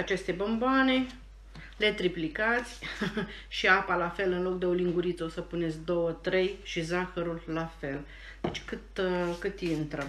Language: Romanian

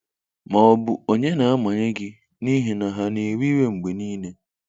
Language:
Igbo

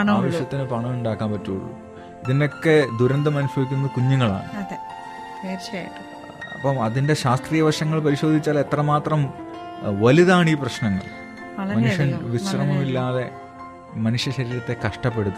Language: Malayalam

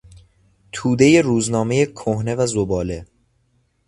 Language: Persian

